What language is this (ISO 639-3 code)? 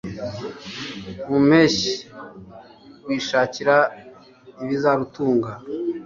kin